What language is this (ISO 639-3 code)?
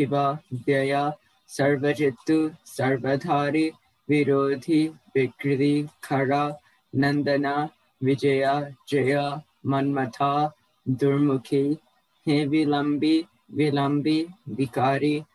tel